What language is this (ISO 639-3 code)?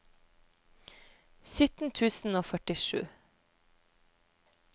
nor